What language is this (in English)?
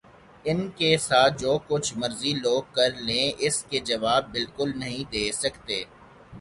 Urdu